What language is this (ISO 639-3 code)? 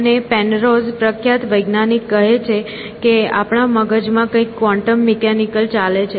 guj